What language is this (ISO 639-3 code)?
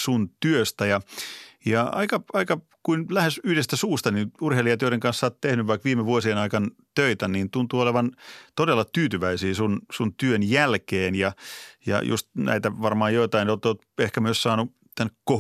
fin